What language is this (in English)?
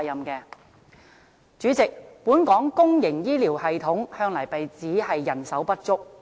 Cantonese